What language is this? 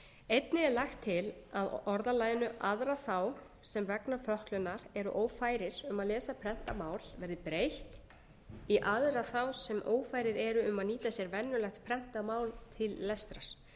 Icelandic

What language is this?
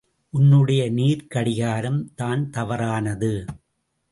Tamil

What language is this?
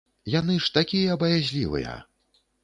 Belarusian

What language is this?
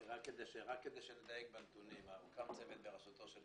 Hebrew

